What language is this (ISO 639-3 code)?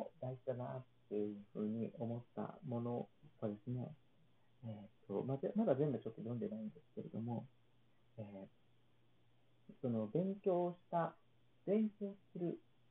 jpn